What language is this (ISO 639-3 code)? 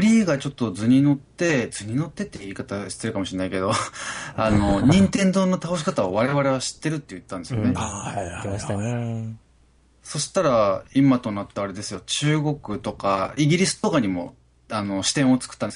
jpn